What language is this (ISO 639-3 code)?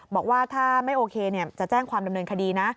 tha